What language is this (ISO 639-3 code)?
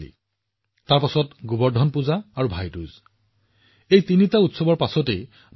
asm